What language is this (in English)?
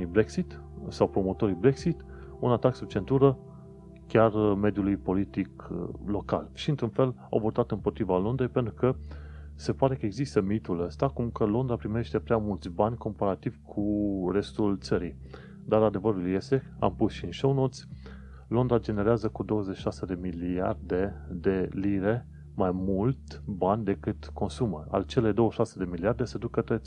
Romanian